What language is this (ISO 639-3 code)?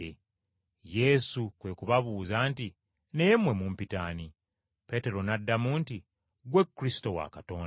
lug